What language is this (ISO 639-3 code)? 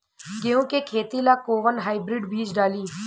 bho